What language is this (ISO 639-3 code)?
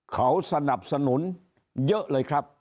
tha